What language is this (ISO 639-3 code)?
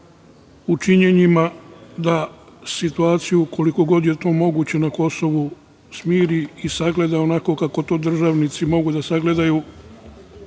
srp